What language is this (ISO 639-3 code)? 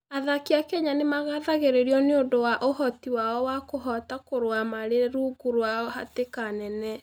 kik